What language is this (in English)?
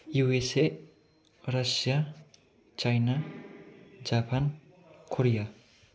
Bodo